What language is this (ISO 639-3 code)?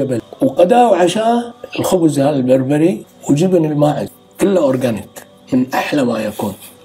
ara